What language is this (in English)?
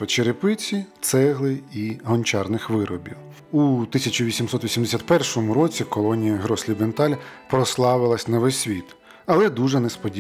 Ukrainian